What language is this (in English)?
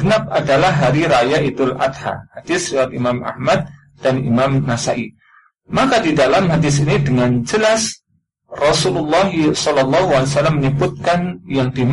Indonesian